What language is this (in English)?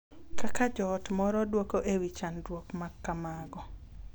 Luo (Kenya and Tanzania)